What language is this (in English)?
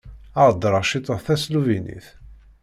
Kabyle